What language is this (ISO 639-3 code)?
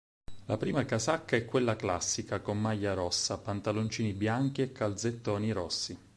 ita